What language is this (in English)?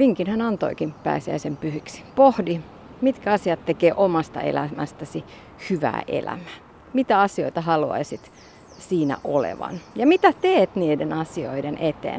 Finnish